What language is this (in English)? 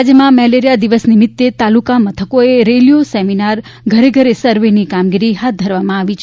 Gujarati